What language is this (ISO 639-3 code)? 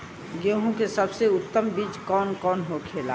bho